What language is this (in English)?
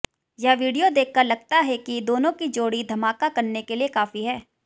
Hindi